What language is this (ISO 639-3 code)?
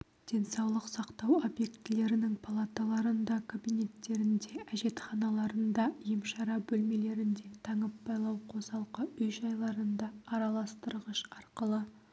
kaz